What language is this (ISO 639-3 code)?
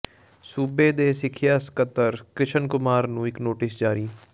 pan